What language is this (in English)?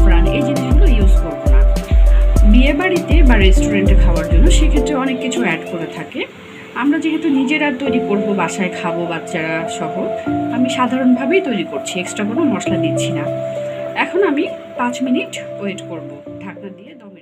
Turkish